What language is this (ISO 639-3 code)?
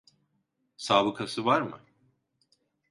tur